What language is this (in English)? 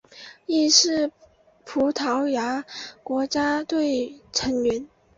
Chinese